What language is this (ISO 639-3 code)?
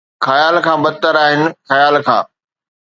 snd